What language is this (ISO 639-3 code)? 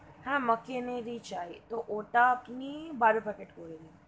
ben